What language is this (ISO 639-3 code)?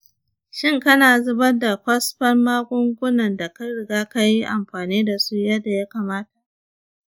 hau